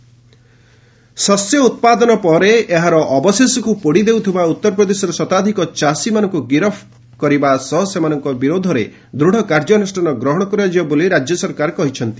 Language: Odia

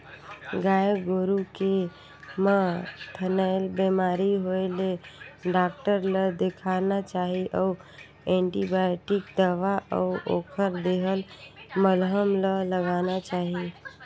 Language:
Chhattisgarhi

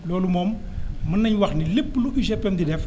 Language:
Wolof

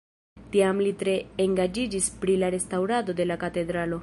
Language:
Esperanto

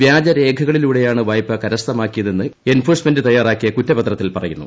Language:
Malayalam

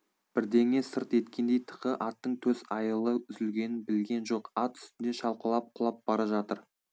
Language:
Kazakh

